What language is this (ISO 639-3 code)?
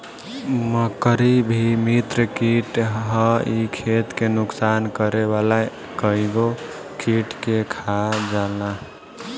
bho